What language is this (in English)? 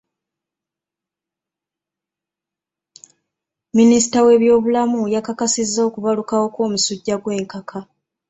Ganda